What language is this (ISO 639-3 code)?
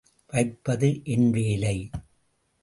tam